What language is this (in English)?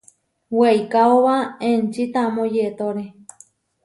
Huarijio